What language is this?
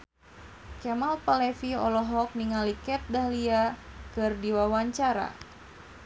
Sundanese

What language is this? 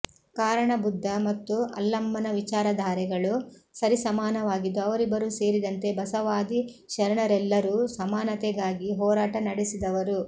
Kannada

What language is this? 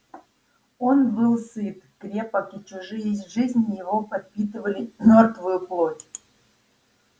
Russian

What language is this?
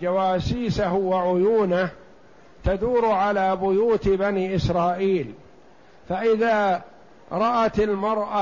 Arabic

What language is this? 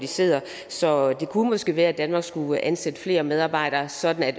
Danish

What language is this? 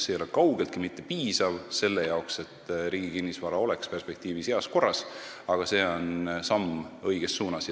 Estonian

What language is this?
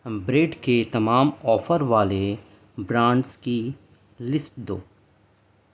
Urdu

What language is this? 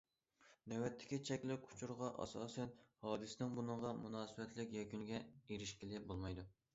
Uyghur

